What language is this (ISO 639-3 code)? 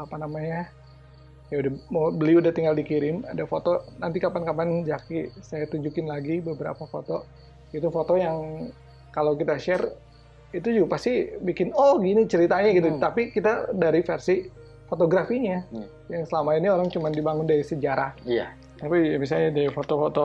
ind